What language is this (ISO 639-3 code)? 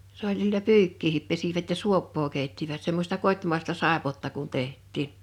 fin